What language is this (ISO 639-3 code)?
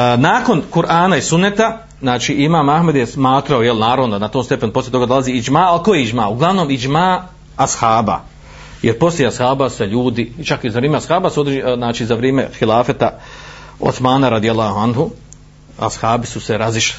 hrv